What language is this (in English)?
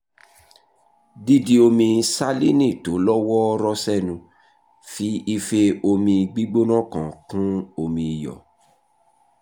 Yoruba